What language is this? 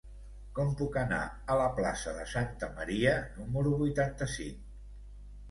Catalan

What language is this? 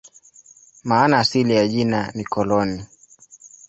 Swahili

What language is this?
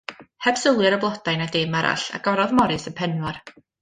Welsh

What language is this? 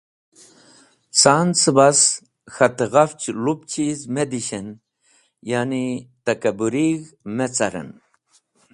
Wakhi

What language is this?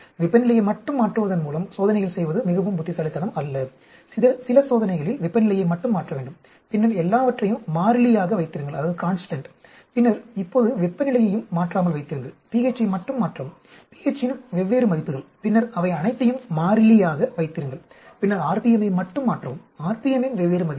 Tamil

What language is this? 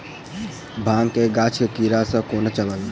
Maithili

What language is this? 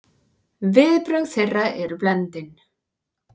Icelandic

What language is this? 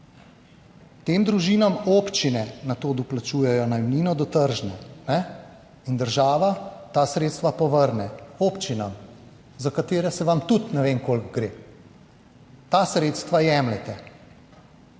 Slovenian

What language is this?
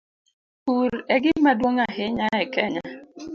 Luo (Kenya and Tanzania)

